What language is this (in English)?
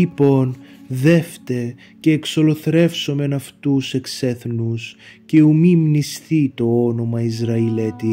Greek